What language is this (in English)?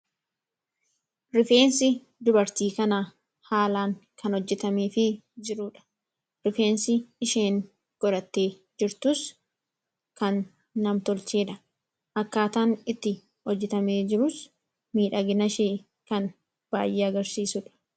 Oromo